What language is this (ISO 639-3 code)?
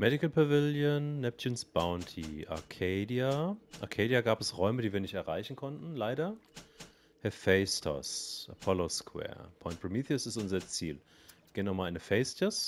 deu